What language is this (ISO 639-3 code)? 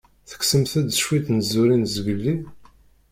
kab